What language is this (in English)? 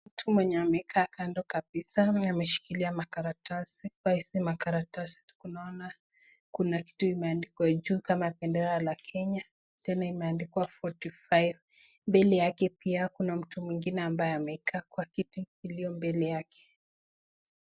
Swahili